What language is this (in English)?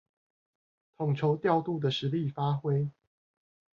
Chinese